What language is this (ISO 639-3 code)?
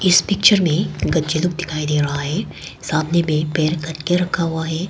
hin